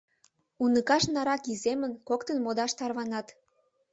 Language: Mari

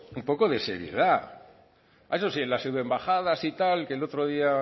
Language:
Spanish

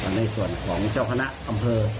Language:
Thai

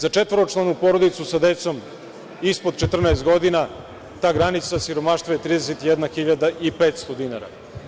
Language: Serbian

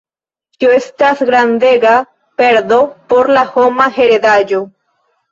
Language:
Esperanto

